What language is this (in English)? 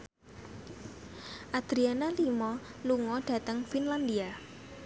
Javanese